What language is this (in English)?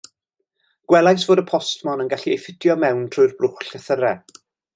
Welsh